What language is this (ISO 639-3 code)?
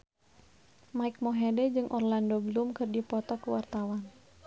sun